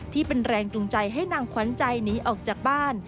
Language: Thai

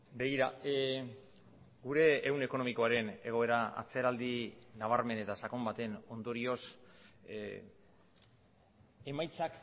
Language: Basque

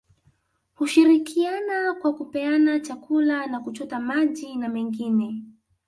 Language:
Swahili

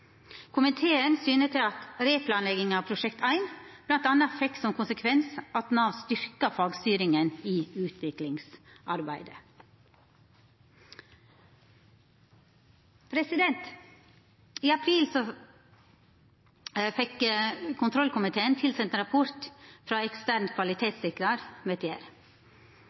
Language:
Norwegian Nynorsk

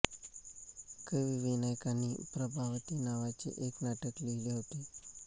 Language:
Marathi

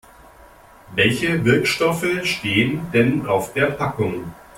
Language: German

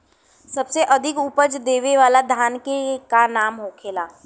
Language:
Bhojpuri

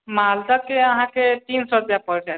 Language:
Maithili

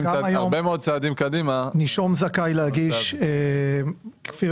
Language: Hebrew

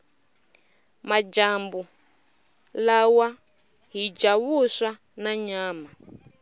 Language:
Tsonga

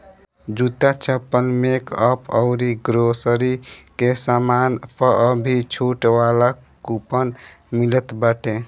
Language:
Bhojpuri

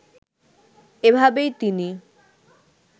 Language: Bangla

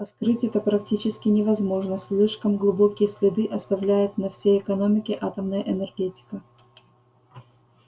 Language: Russian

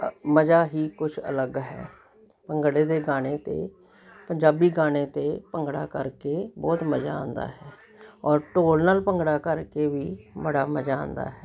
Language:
Punjabi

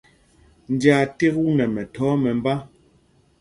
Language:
Mpumpong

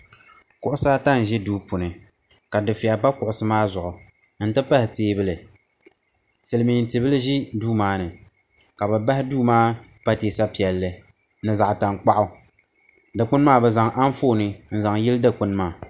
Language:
Dagbani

